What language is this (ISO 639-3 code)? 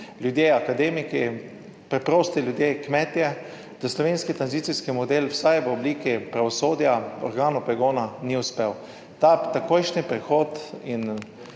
slv